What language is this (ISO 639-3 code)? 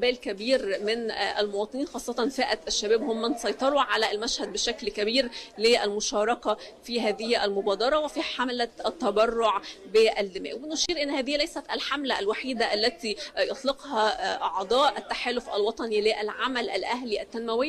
ara